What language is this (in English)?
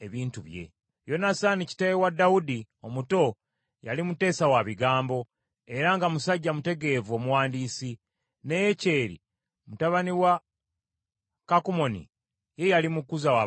Ganda